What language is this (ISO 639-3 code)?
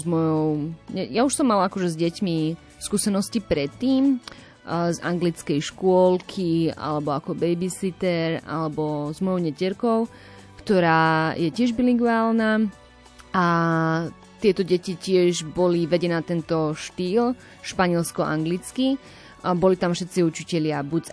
slk